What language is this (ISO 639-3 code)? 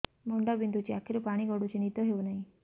ori